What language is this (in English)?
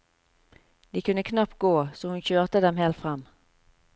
Norwegian